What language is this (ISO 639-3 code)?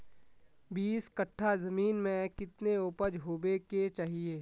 mag